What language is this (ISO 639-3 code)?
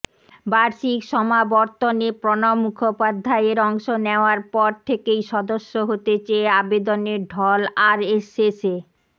ben